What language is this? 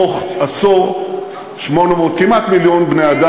Hebrew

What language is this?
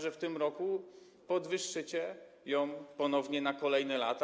Polish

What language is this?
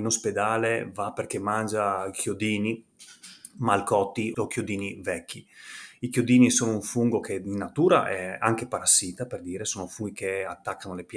Italian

